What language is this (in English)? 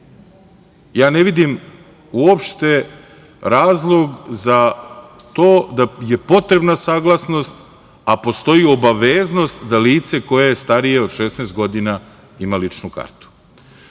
Serbian